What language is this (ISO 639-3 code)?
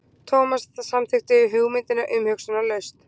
isl